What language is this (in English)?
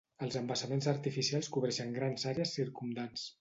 Catalan